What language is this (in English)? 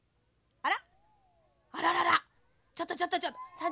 Japanese